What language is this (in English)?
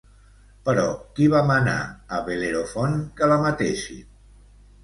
Catalan